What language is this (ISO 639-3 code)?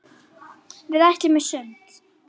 isl